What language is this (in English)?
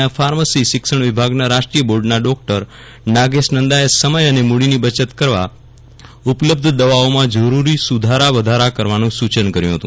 Gujarati